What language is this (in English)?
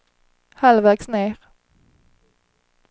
Swedish